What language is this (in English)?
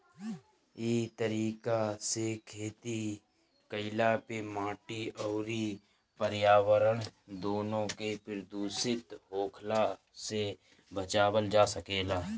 Bhojpuri